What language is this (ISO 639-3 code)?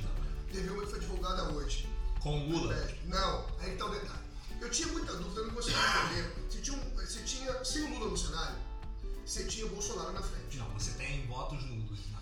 por